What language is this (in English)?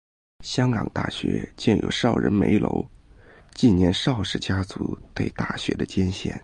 Chinese